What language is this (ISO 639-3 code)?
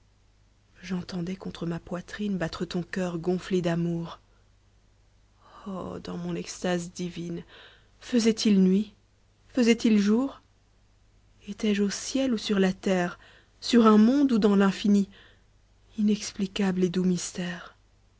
fra